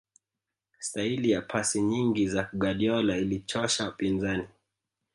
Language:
Swahili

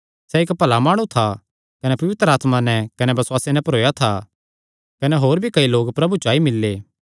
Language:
Kangri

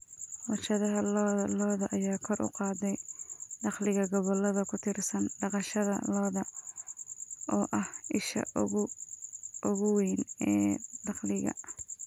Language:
Somali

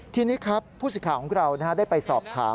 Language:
Thai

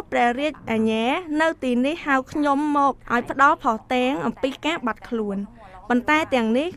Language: Thai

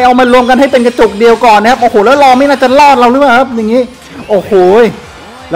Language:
Thai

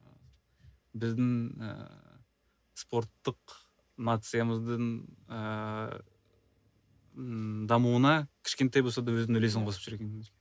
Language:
Kazakh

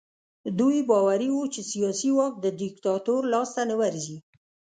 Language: Pashto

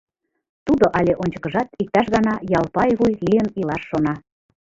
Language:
Mari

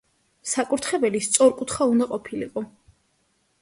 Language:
Georgian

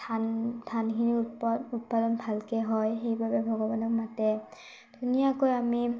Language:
Assamese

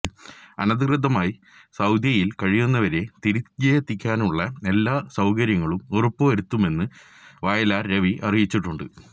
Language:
Malayalam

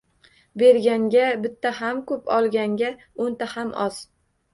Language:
Uzbek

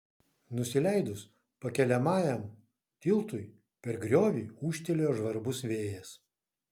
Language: Lithuanian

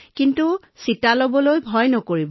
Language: Assamese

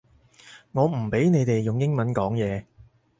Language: Cantonese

